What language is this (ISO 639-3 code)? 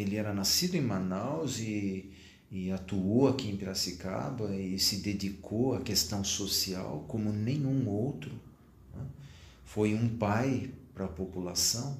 por